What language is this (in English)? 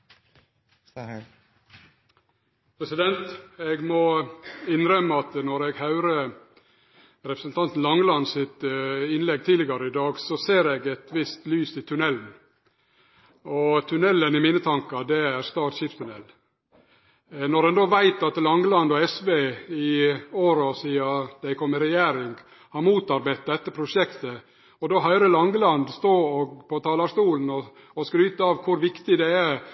Norwegian